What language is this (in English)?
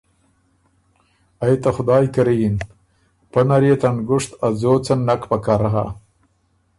Ormuri